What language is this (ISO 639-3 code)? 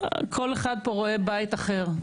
heb